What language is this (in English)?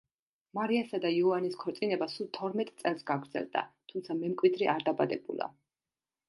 Georgian